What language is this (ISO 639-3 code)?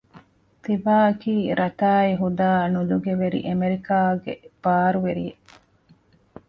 div